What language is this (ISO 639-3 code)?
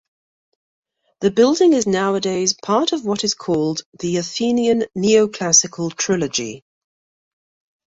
eng